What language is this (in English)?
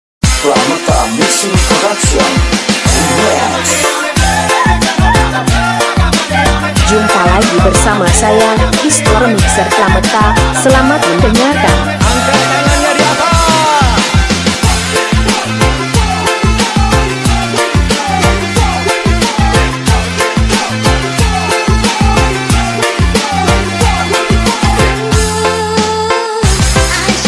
Indonesian